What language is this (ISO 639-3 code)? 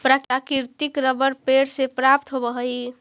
mag